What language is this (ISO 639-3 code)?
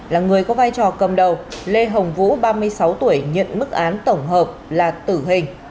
vie